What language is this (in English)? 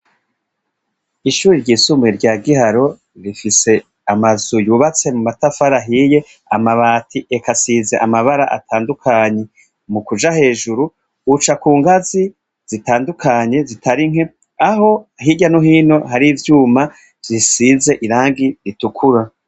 Rundi